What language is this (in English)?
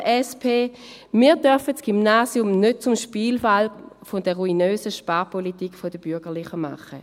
Swiss German